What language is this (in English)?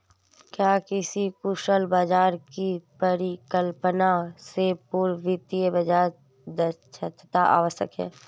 Hindi